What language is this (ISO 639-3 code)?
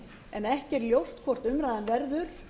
isl